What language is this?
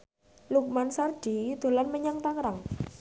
Javanese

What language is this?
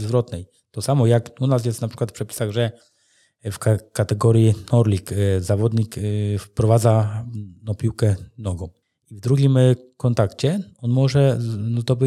Polish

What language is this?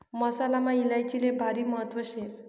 Marathi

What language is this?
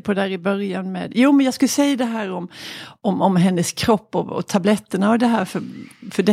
Swedish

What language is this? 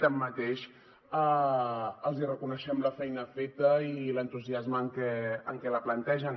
Catalan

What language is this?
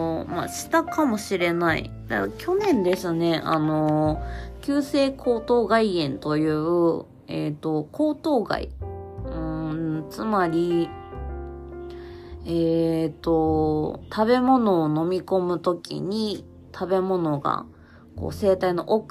Japanese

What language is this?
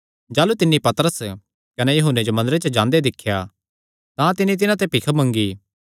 Kangri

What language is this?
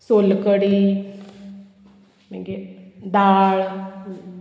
Konkani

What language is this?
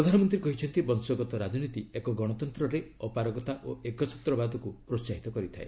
Odia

